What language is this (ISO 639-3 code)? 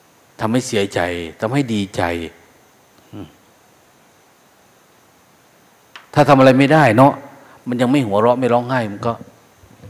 tha